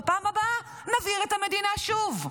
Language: Hebrew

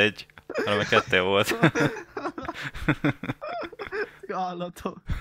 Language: Hungarian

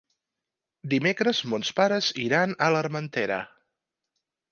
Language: Catalan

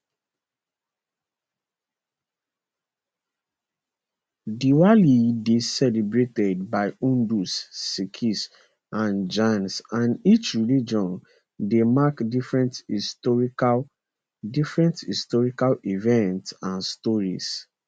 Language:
Nigerian Pidgin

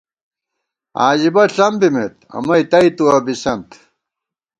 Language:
Gawar-Bati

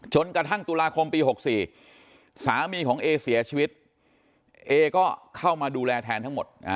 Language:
Thai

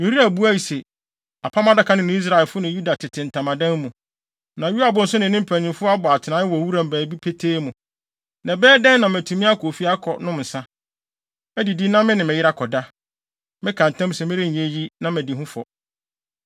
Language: Akan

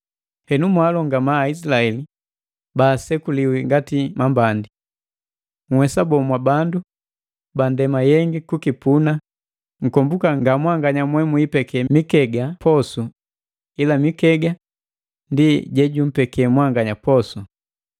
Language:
Matengo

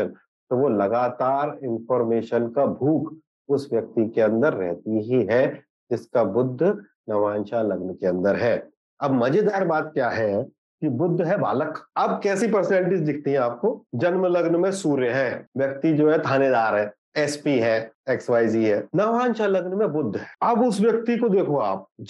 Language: Hindi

